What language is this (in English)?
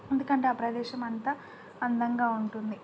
Telugu